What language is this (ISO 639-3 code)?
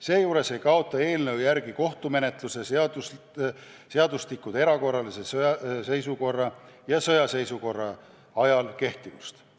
est